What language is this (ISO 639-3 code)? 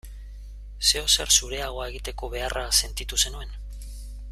eus